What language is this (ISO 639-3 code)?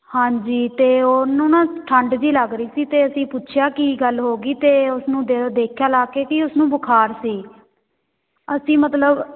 pan